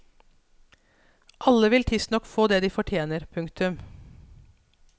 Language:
Norwegian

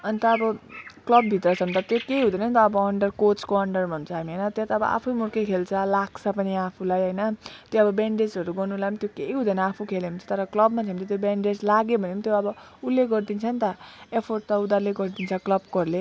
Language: Nepali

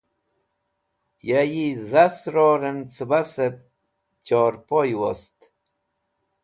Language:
Wakhi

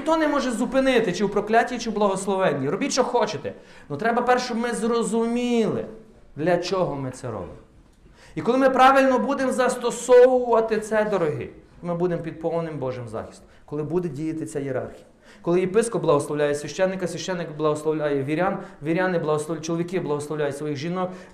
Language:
Ukrainian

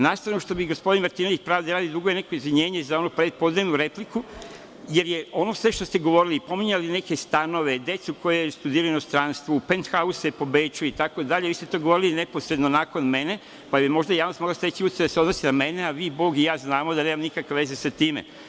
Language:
Serbian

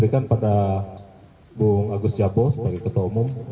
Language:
Indonesian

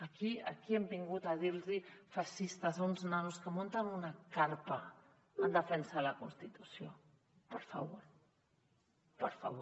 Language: Catalan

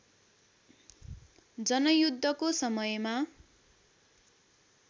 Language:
Nepali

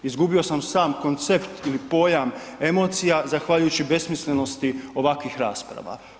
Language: Croatian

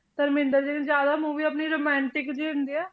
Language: Punjabi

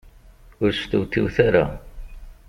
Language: Kabyle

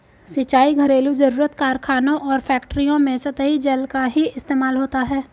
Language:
Hindi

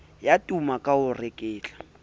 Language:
Southern Sotho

